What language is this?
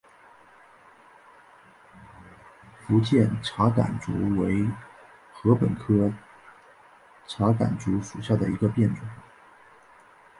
Chinese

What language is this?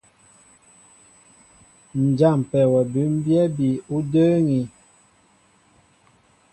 Mbo (Cameroon)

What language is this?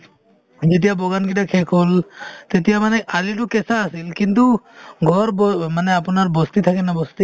Assamese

